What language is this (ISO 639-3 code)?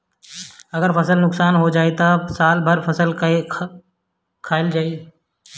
bho